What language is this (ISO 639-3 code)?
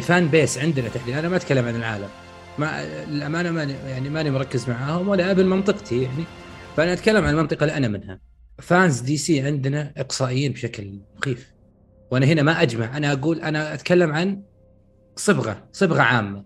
ara